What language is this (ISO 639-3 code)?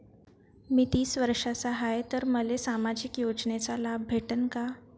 mar